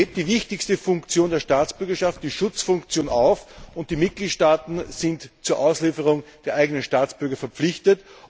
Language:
German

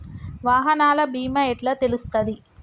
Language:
Telugu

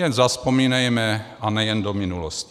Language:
Czech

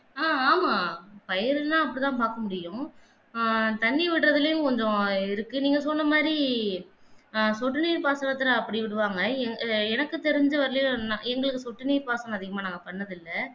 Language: Tamil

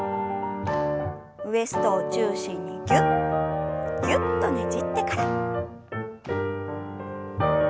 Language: Japanese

